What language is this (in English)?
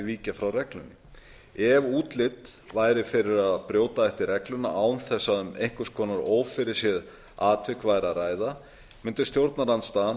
Icelandic